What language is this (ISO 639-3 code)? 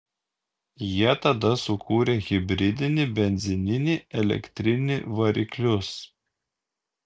lit